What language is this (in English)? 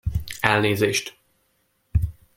Hungarian